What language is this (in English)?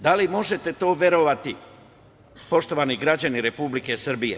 Serbian